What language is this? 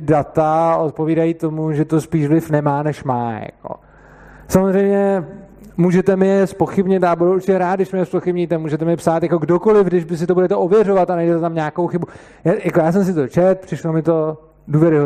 Czech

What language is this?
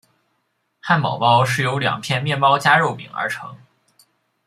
Chinese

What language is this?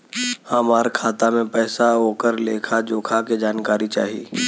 Bhojpuri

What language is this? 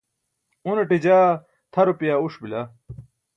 Burushaski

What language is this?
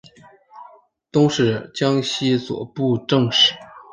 Chinese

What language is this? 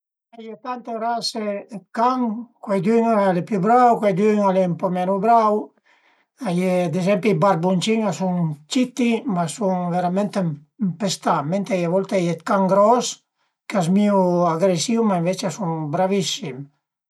Piedmontese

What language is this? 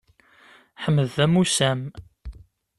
Kabyle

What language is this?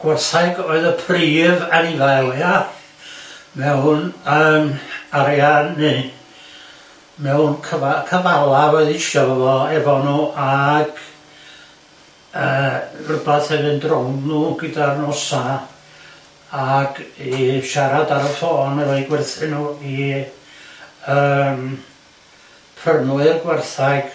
Welsh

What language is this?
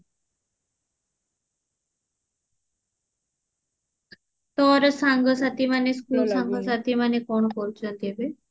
Odia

